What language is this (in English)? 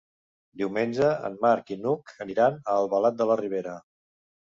Catalan